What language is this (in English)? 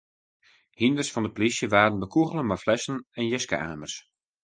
Western Frisian